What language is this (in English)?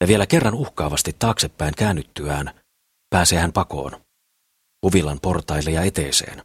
Finnish